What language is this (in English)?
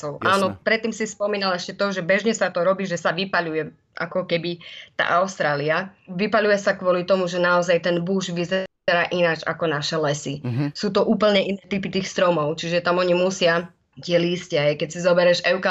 Slovak